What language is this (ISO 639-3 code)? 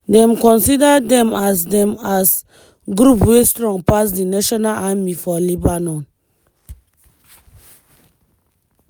pcm